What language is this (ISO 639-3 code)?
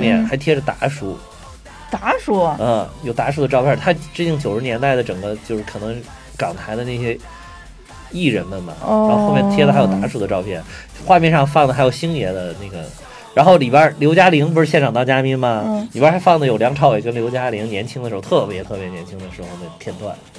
zho